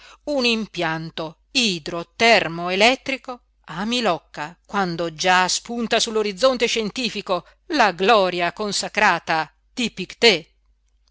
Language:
Italian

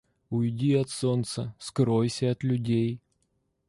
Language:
Russian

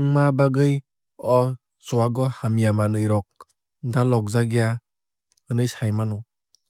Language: Kok Borok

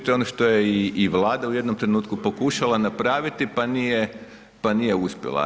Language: Croatian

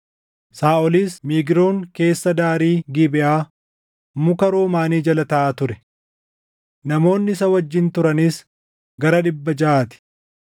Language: Oromo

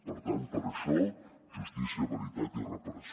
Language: Catalan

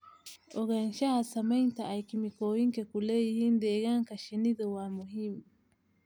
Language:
Somali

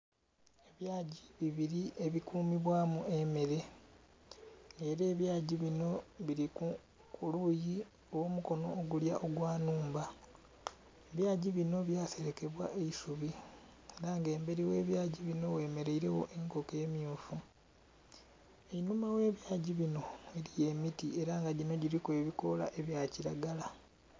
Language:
Soga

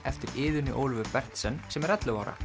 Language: Icelandic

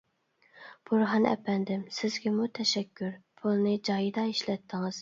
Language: Uyghur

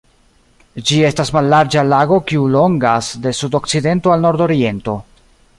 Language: Esperanto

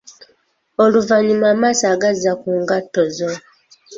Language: Ganda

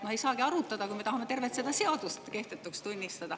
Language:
Estonian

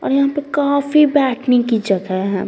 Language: Hindi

